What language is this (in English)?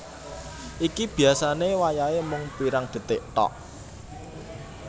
Javanese